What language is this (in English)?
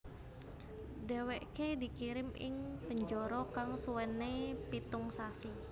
Javanese